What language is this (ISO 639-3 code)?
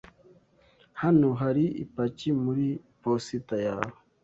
kin